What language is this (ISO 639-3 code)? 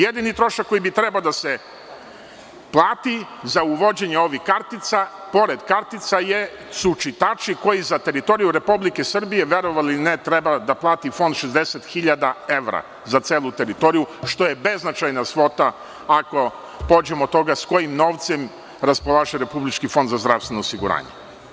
srp